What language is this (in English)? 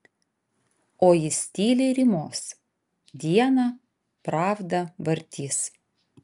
Lithuanian